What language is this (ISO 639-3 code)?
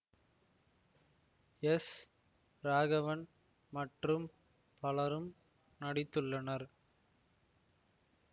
tam